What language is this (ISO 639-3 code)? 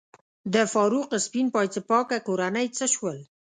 pus